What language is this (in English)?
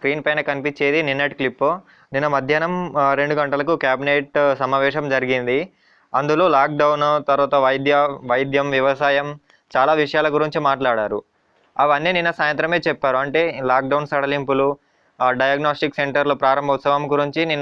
Telugu